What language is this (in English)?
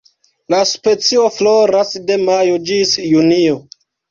Esperanto